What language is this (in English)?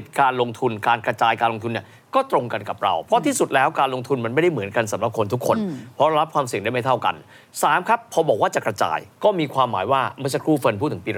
Thai